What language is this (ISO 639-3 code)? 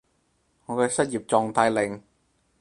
yue